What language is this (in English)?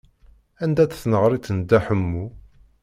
Kabyle